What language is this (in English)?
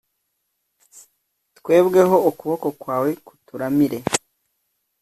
Kinyarwanda